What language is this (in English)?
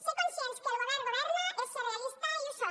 Catalan